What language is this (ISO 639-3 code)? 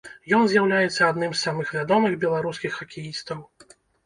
bel